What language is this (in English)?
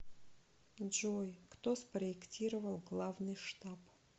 Russian